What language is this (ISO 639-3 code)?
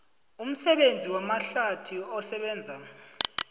nbl